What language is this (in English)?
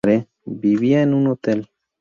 Spanish